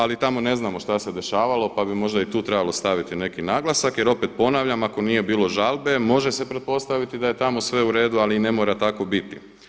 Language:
Croatian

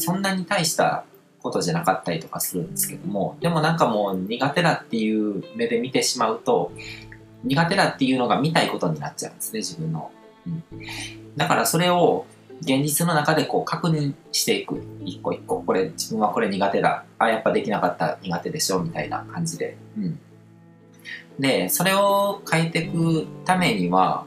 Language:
Japanese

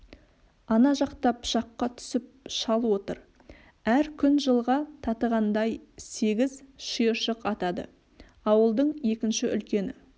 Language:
Kazakh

